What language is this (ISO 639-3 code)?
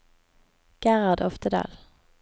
nor